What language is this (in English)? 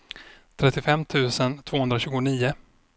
Swedish